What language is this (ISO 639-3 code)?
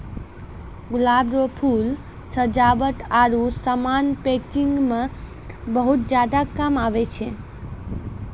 mai